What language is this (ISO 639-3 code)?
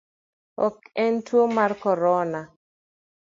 luo